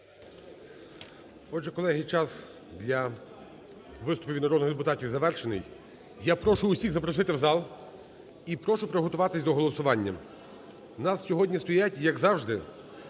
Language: Ukrainian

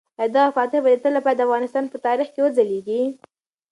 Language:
Pashto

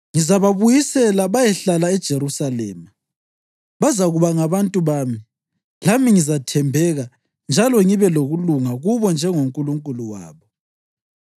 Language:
North Ndebele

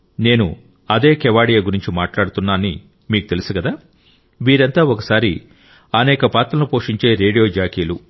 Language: Telugu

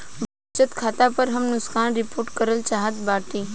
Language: Bhojpuri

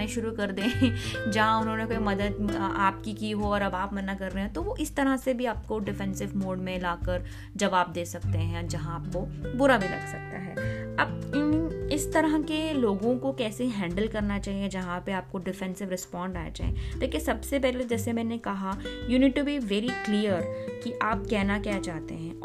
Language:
Hindi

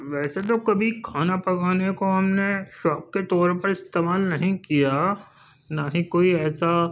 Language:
Urdu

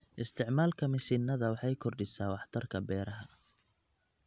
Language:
Somali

